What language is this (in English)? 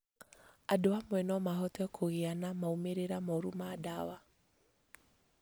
Kikuyu